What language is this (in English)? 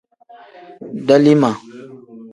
Tem